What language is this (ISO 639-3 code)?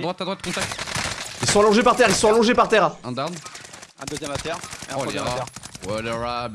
fra